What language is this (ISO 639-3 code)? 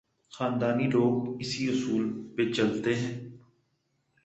urd